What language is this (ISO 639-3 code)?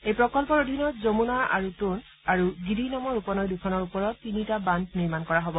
asm